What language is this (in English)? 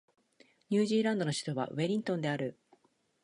Japanese